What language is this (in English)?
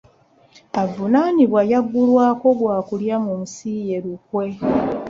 Ganda